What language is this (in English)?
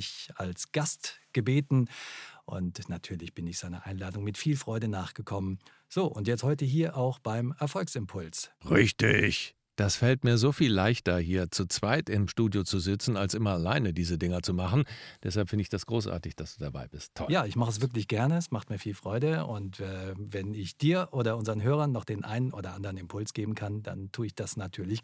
German